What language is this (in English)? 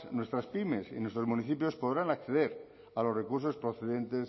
Spanish